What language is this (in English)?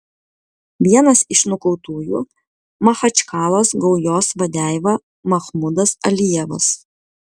Lithuanian